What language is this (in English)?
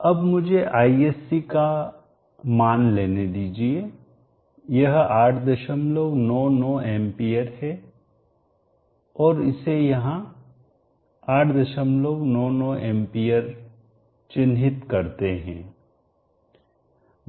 Hindi